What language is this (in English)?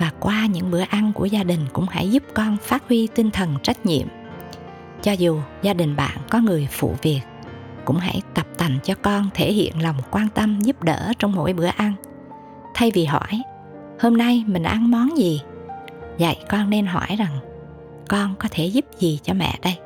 Vietnamese